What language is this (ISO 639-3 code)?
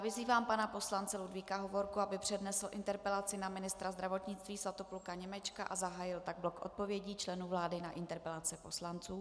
ces